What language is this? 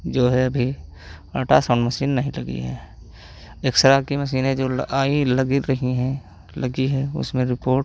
Hindi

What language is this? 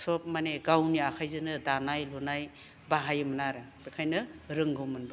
Bodo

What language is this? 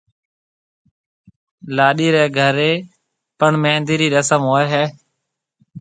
Marwari (Pakistan)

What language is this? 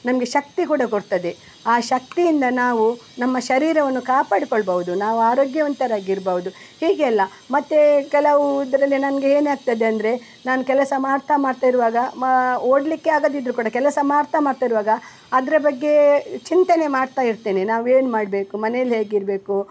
Kannada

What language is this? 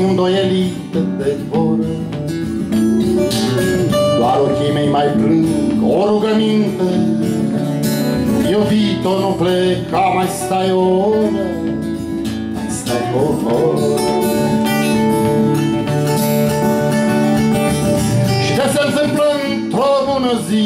Romanian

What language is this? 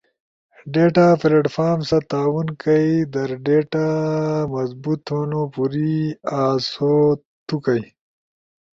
Ushojo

